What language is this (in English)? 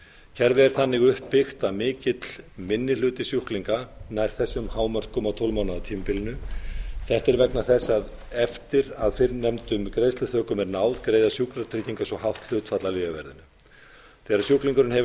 Icelandic